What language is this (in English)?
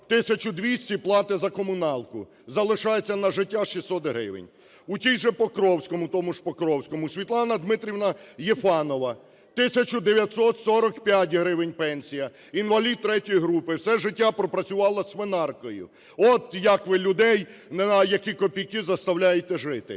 Ukrainian